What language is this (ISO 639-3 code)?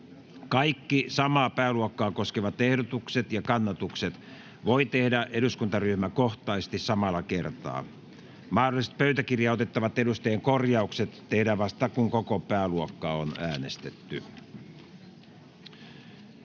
fin